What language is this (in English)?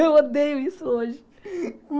Portuguese